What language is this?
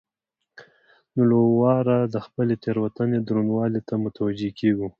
Pashto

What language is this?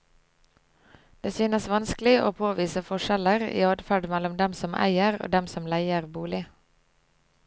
Norwegian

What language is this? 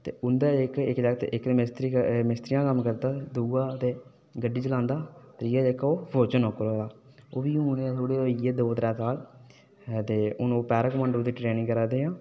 Dogri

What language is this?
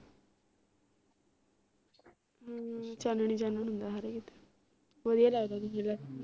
Punjabi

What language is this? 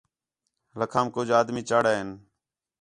Khetrani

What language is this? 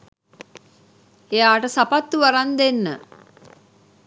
Sinhala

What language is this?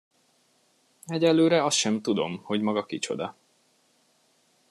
Hungarian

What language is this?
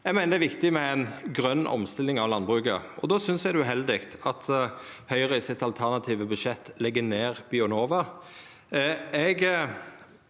Norwegian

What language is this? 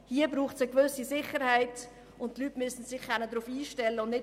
Swiss German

